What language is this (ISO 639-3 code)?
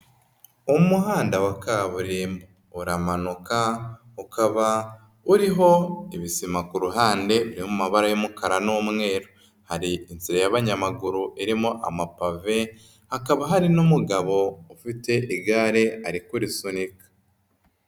kin